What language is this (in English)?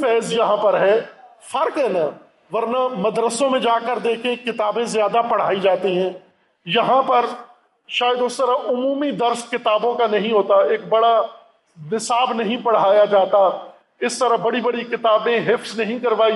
Urdu